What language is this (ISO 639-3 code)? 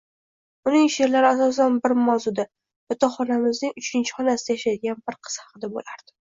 uzb